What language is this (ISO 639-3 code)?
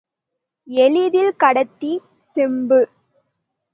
tam